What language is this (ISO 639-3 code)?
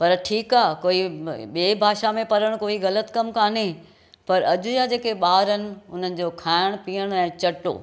snd